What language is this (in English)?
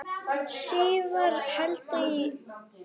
Icelandic